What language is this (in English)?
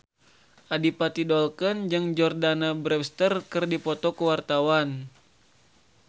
Sundanese